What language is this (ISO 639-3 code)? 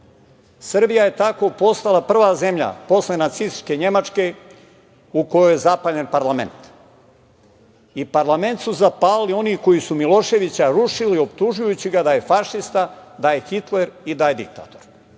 srp